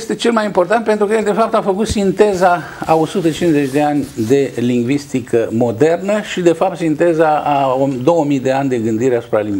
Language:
Romanian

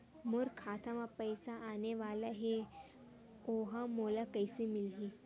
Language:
Chhattisgarhi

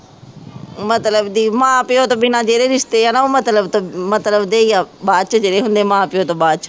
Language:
Punjabi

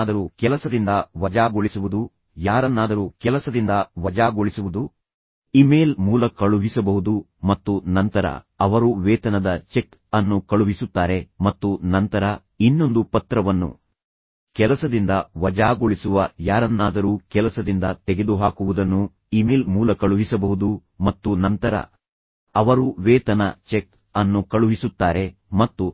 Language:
Kannada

